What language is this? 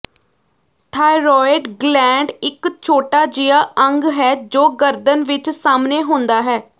Punjabi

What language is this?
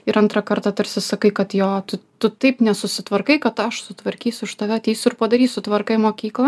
Lithuanian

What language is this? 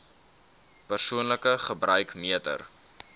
Afrikaans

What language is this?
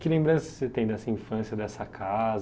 Portuguese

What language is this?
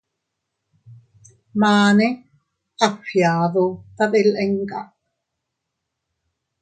Teutila Cuicatec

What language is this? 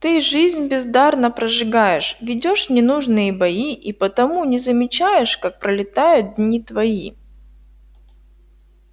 Russian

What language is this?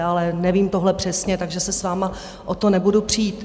Czech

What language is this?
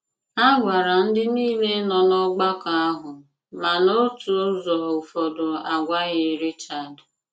Igbo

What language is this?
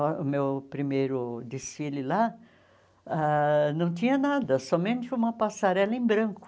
Portuguese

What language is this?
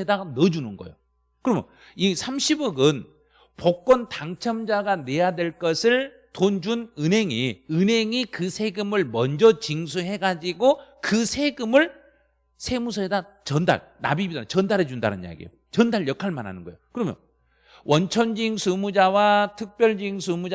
Korean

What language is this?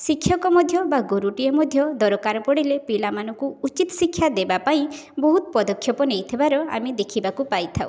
Odia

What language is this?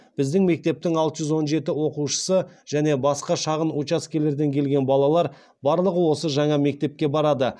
Kazakh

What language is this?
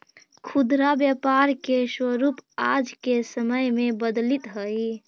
Magahi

